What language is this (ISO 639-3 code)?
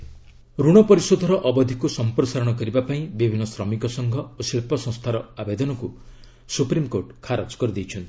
ori